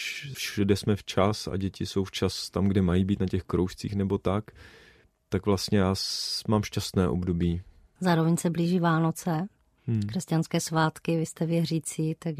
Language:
Czech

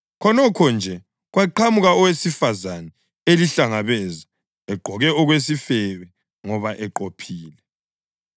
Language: North Ndebele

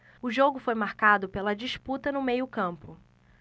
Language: Portuguese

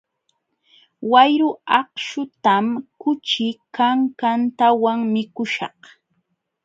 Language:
Jauja Wanca Quechua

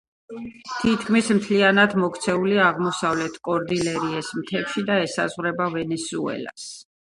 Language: Georgian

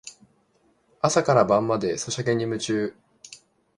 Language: Japanese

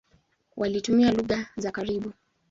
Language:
Swahili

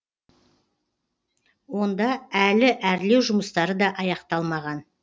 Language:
Kazakh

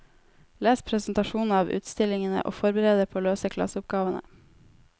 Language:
Norwegian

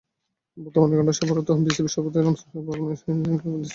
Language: Bangla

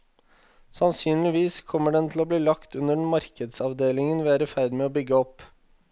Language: Norwegian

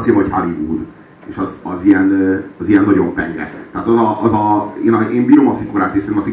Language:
Hungarian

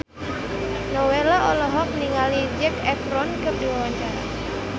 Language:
Sundanese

